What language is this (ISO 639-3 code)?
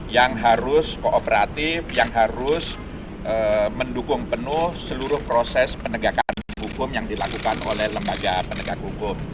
ind